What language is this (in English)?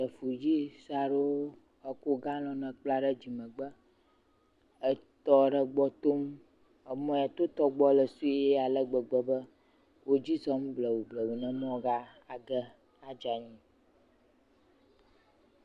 Ewe